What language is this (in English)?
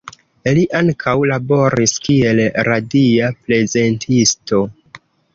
Esperanto